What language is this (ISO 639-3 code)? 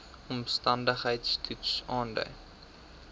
afr